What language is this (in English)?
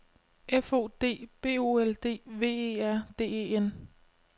Danish